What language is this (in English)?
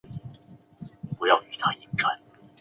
Chinese